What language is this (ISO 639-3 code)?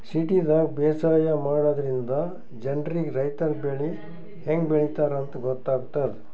kan